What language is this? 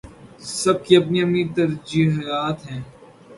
Urdu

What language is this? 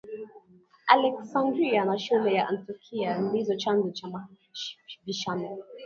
Swahili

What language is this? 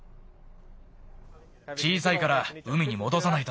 Japanese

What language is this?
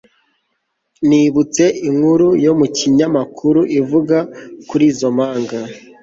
Kinyarwanda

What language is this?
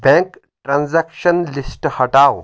Kashmiri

